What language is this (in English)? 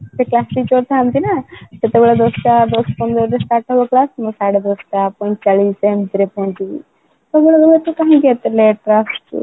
Odia